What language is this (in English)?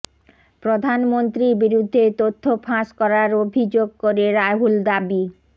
Bangla